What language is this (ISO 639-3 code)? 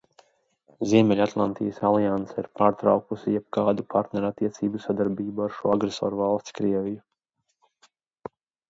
lav